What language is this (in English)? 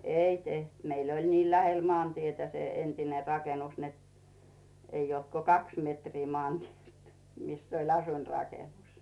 Finnish